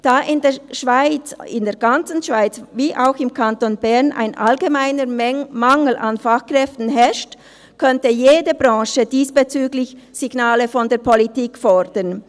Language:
Swiss German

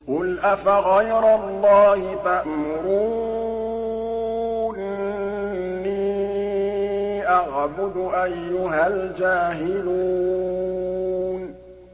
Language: Arabic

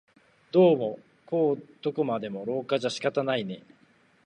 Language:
Japanese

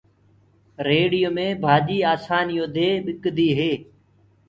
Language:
Gurgula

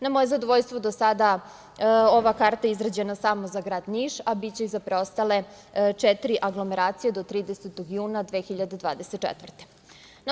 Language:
Serbian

